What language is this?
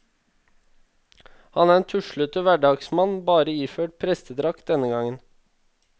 Norwegian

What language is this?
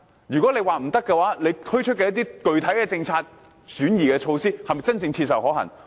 Cantonese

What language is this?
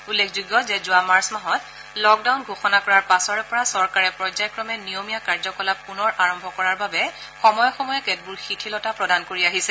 Assamese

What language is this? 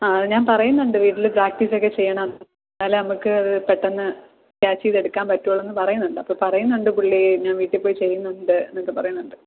Malayalam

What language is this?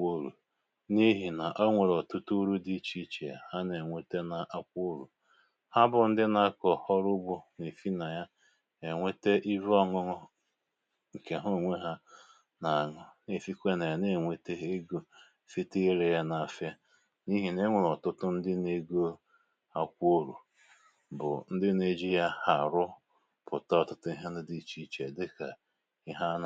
Igbo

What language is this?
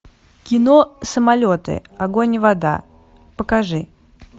Russian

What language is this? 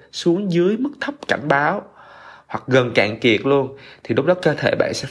Vietnamese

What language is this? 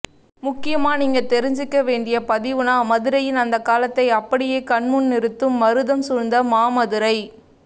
Tamil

